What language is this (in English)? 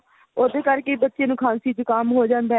Punjabi